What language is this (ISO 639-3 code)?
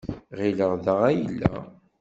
kab